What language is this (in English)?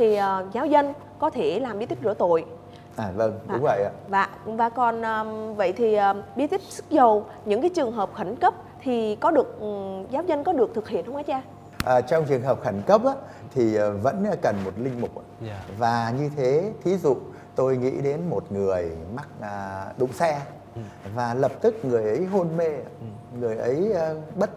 Vietnamese